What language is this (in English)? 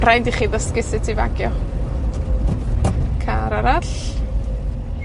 Welsh